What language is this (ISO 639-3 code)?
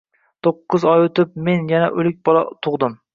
uzb